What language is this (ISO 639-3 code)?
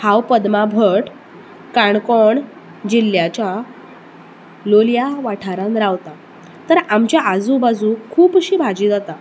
kok